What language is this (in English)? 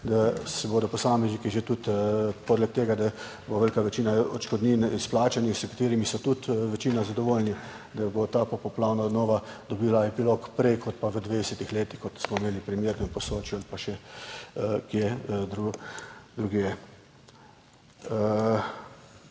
Slovenian